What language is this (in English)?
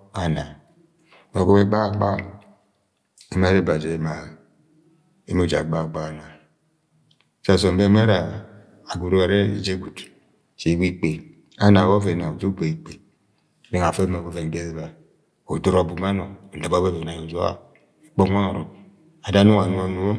Agwagwune